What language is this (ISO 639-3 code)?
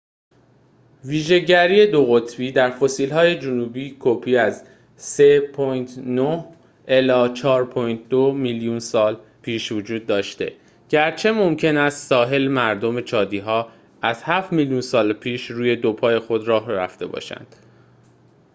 fas